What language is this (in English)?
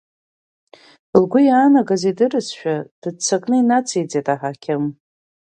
Abkhazian